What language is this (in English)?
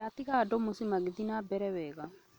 Kikuyu